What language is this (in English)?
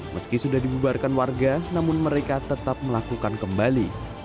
Indonesian